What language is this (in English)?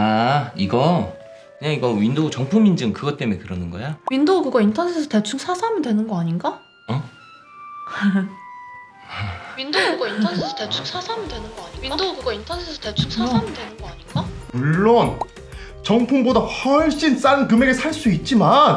Korean